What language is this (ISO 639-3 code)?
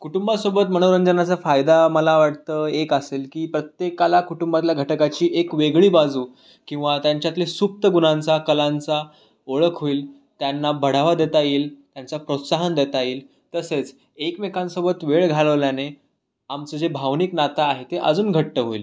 mar